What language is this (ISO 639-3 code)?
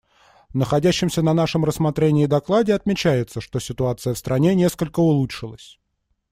rus